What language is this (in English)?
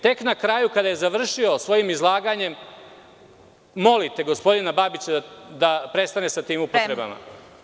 Serbian